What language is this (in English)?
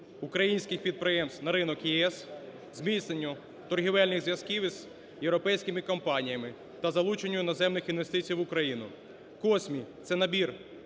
Ukrainian